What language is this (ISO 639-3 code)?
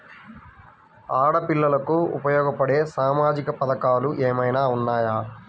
tel